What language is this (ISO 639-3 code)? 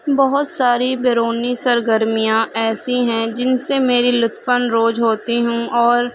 urd